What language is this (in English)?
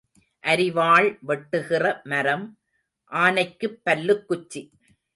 Tamil